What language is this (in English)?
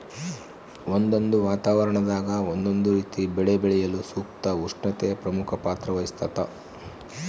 Kannada